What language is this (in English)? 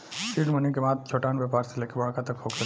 Bhojpuri